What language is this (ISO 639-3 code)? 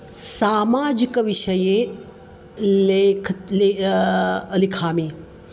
san